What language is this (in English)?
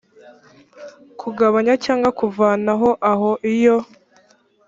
Kinyarwanda